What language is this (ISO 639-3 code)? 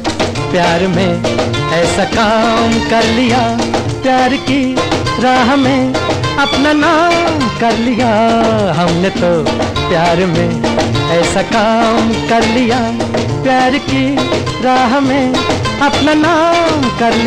hin